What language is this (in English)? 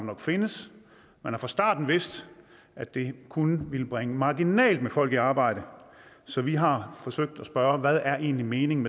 Danish